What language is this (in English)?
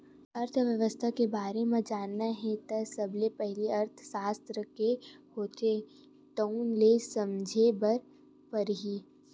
Chhattisgarhi